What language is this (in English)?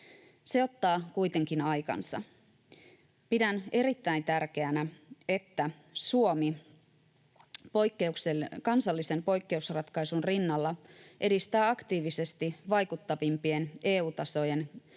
Finnish